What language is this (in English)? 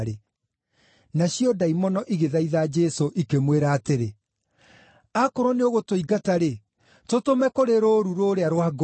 Kikuyu